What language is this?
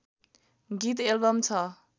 Nepali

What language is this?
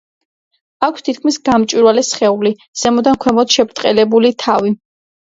Georgian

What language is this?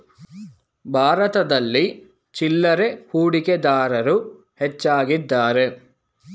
Kannada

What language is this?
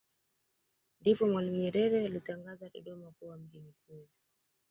Swahili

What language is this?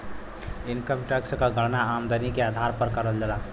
Bhojpuri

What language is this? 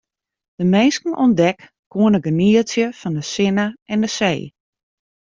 Western Frisian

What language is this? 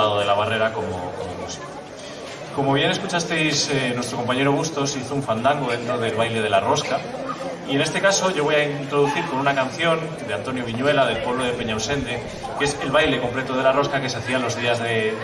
Spanish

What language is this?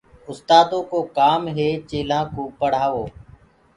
Gurgula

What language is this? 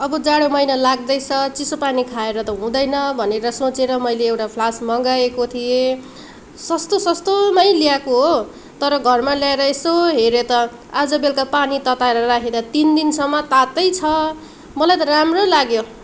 Nepali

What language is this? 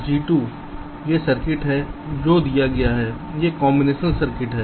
Hindi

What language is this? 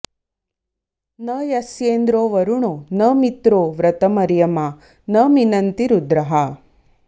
Sanskrit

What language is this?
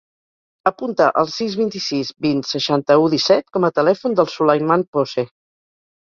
Catalan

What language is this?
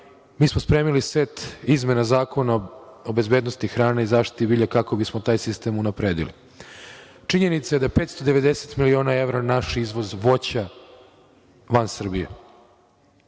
Serbian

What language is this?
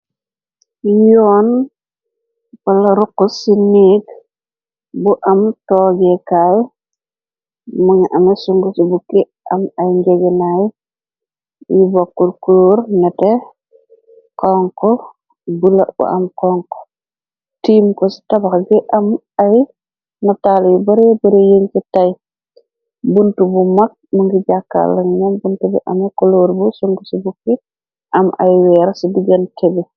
Wolof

